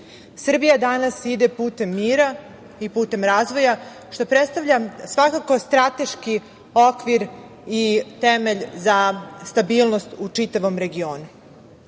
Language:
Serbian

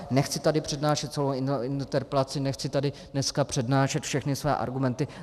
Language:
Czech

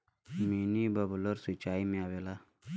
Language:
Bhojpuri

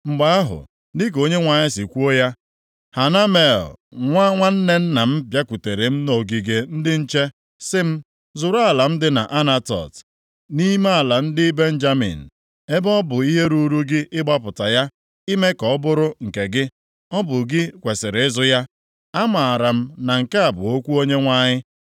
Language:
Igbo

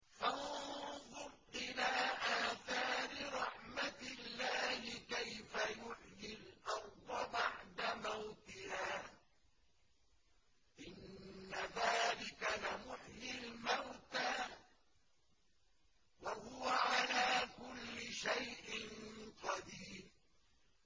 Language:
Arabic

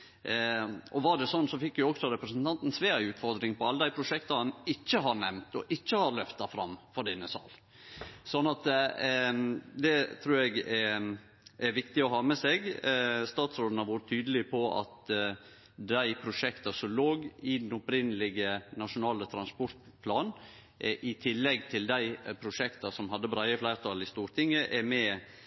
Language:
Norwegian Nynorsk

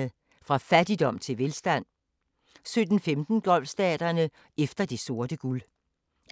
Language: Danish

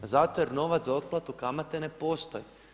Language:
Croatian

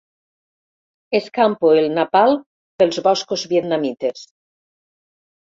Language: Catalan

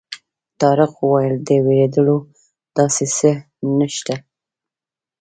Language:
Pashto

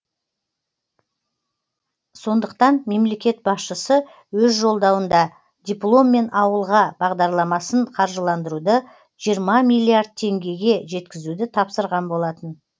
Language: Kazakh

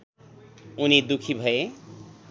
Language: Nepali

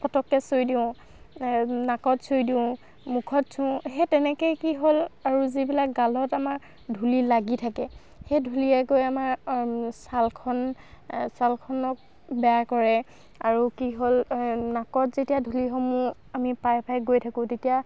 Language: Assamese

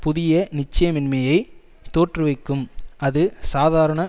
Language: Tamil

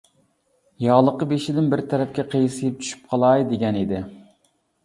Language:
Uyghur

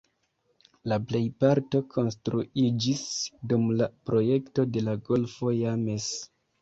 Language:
Esperanto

